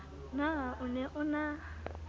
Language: Southern Sotho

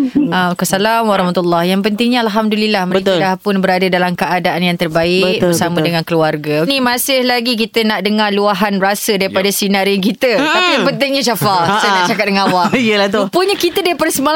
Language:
Malay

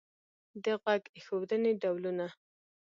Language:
Pashto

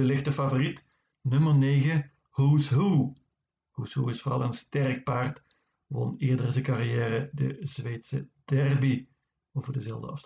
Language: Dutch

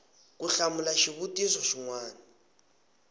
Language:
Tsonga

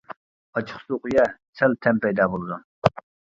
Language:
Uyghur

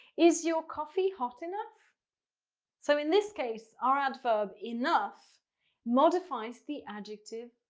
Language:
English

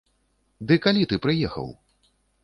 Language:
Belarusian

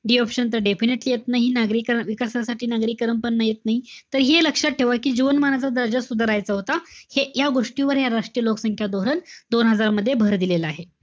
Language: Marathi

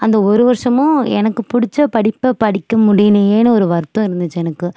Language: Tamil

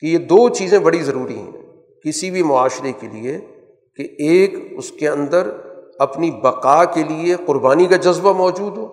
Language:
Urdu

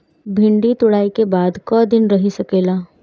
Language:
Bhojpuri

